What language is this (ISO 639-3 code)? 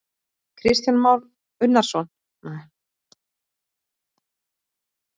isl